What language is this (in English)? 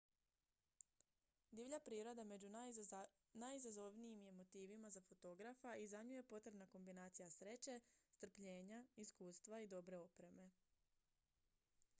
Croatian